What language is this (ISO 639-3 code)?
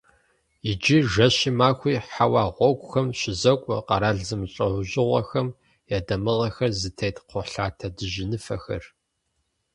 kbd